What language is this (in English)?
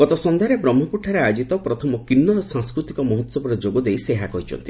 Odia